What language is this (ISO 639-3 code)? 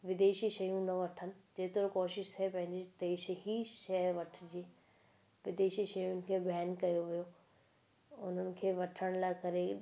snd